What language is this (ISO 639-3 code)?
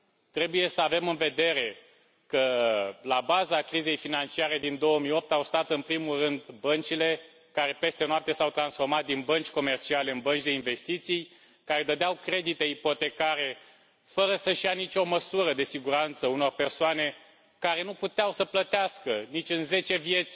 ron